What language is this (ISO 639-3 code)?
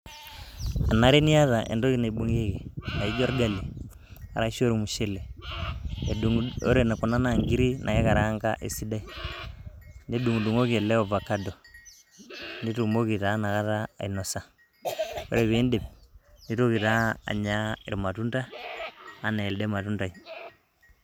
mas